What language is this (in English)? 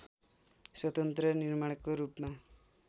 Nepali